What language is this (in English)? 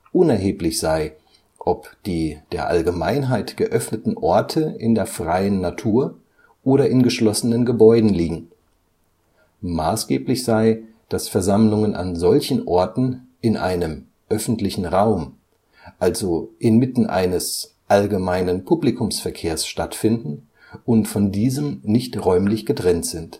German